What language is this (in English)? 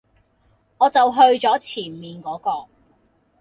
Cantonese